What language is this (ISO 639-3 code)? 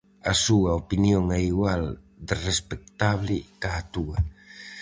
glg